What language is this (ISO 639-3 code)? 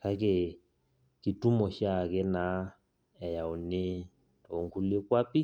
mas